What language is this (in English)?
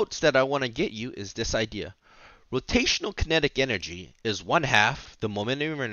English